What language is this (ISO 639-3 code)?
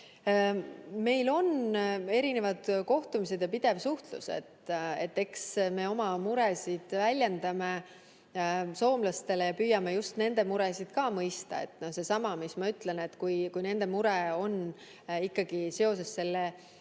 est